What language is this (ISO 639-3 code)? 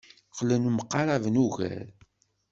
kab